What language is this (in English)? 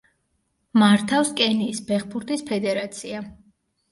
Georgian